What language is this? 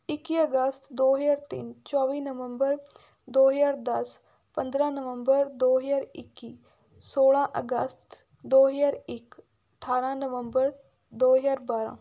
Punjabi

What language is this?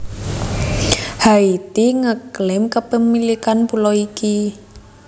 Javanese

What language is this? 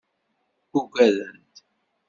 Kabyle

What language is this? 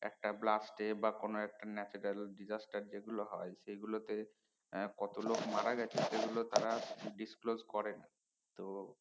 Bangla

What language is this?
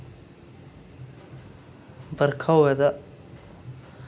Dogri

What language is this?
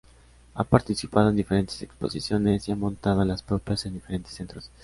Spanish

